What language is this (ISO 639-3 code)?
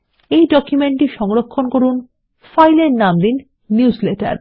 ben